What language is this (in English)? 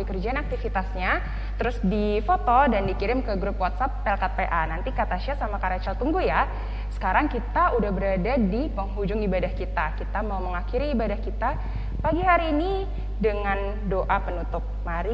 Indonesian